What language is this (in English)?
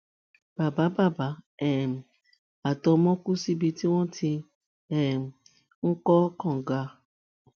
Yoruba